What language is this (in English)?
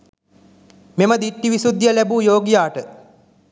Sinhala